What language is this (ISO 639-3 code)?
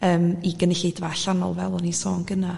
cym